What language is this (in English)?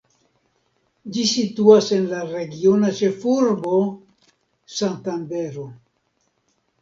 Esperanto